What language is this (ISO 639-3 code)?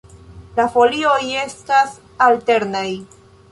epo